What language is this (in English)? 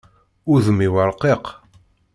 Kabyle